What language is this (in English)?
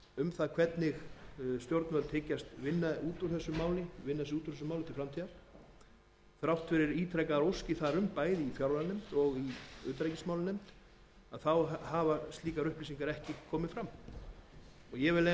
Icelandic